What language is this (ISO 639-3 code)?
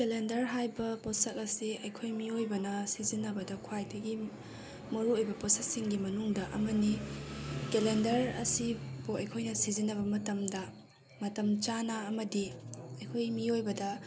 mni